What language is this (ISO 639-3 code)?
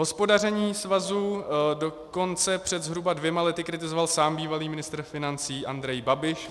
ces